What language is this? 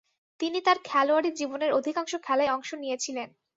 Bangla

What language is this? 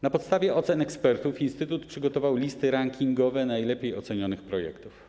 Polish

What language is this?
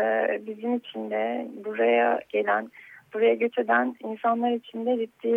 Turkish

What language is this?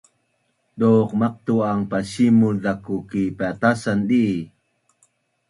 Bunun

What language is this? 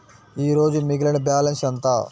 Telugu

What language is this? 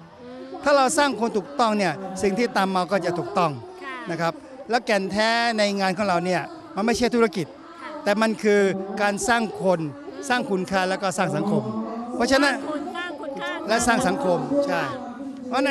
Thai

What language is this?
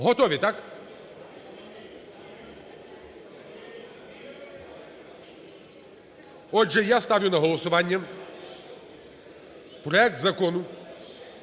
Ukrainian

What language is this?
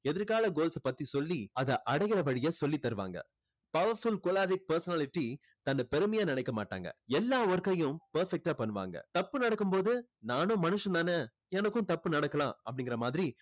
Tamil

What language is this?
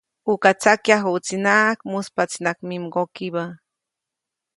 Copainalá Zoque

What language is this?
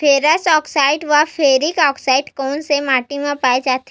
Chhattisgarhi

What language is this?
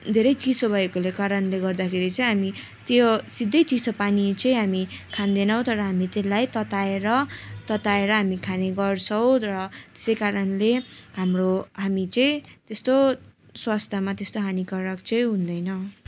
Nepali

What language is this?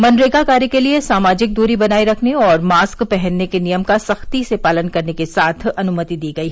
Hindi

